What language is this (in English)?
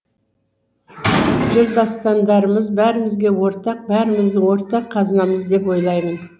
Kazakh